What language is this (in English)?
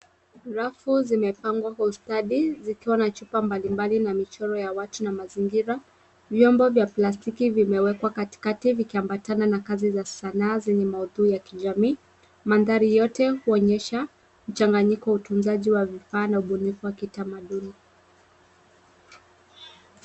Swahili